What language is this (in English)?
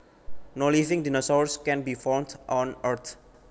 Javanese